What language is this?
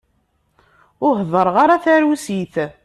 Kabyle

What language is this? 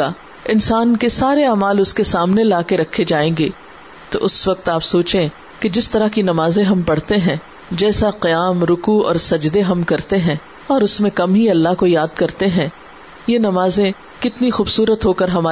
Urdu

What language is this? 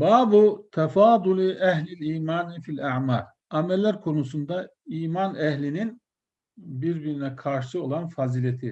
Turkish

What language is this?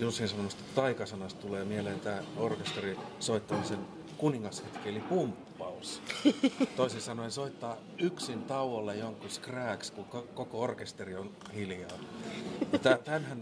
Finnish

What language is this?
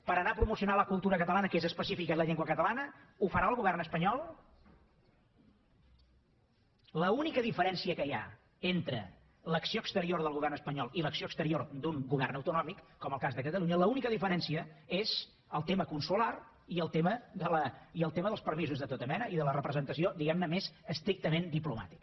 Catalan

